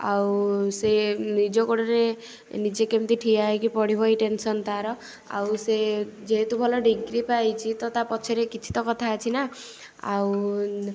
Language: Odia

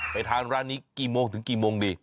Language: Thai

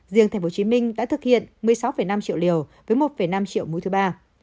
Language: Vietnamese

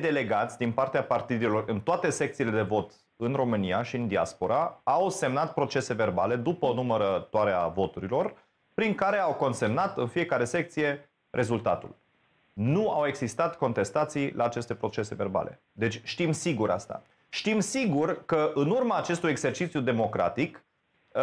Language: Romanian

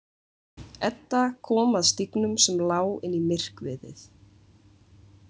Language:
Icelandic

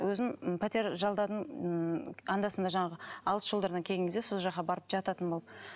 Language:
Kazakh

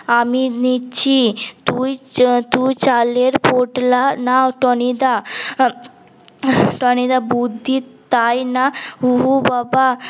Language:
Bangla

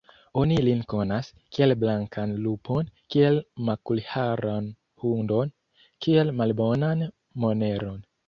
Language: Esperanto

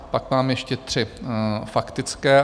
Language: Czech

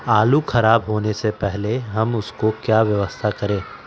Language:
Magahi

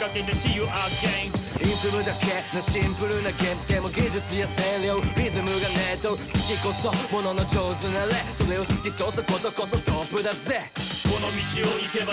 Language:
Japanese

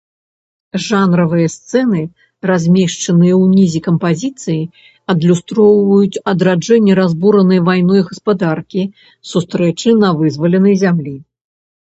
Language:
Belarusian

